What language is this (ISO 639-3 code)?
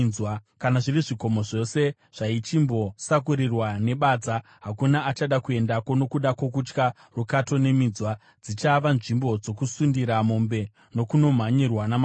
sna